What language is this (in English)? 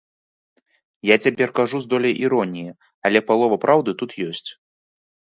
Belarusian